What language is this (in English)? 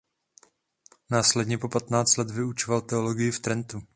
Czech